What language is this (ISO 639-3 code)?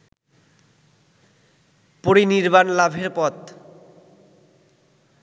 ben